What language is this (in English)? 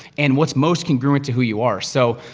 English